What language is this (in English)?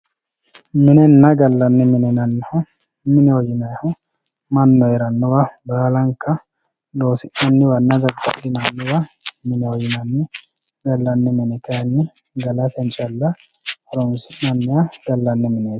Sidamo